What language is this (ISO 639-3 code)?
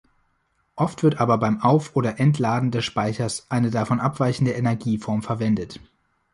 deu